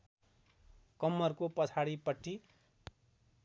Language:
Nepali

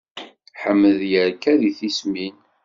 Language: Kabyle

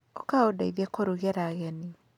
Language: Kikuyu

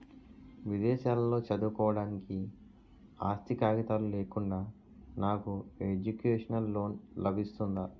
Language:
Telugu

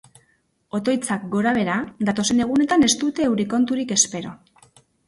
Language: Basque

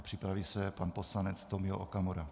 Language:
Czech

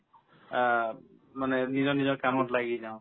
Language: Assamese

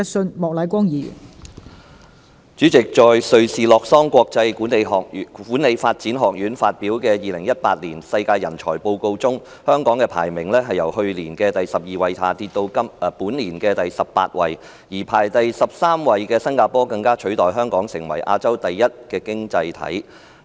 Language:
Cantonese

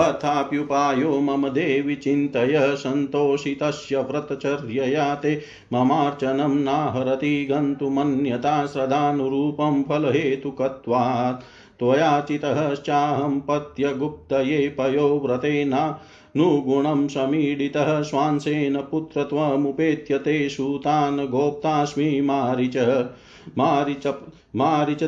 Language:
Hindi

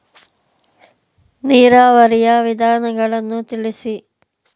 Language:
Kannada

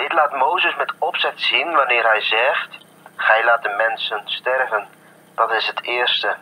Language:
Dutch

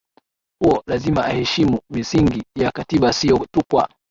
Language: Swahili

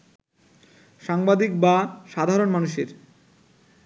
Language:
Bangla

